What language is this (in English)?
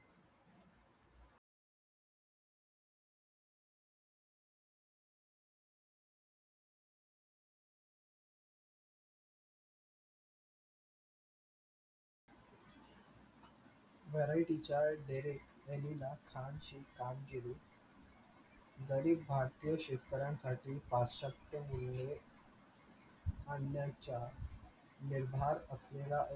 Marathi